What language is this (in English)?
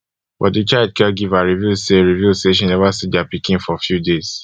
Nigerian Pidgin